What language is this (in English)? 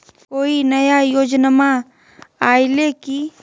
Magahi